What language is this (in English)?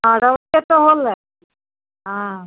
Maithili